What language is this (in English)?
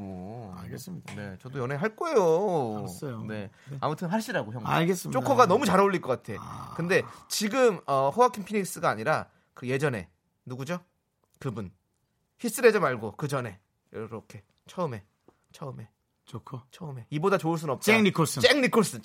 Korean